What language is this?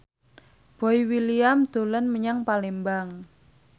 Javanese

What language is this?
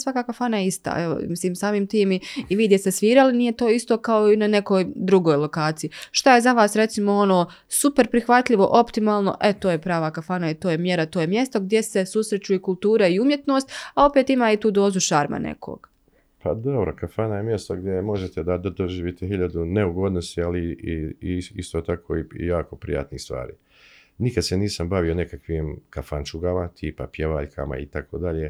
Croatian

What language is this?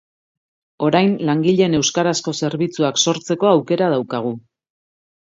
Basque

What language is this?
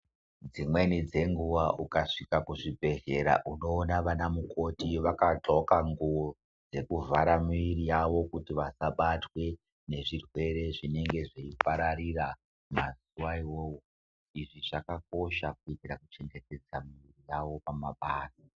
Ndau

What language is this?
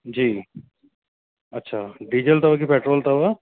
Sindhi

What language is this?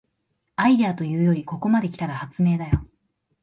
Japanese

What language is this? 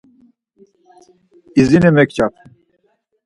Laz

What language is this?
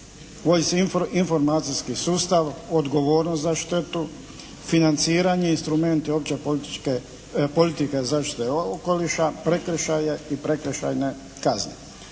Croatian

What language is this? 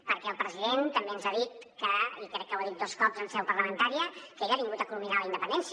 Catalan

